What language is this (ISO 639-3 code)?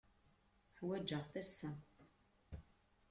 kab